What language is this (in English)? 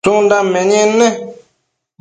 Matsés